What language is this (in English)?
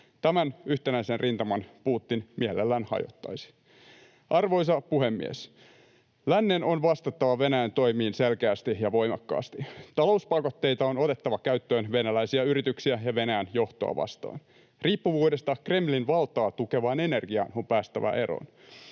Finnish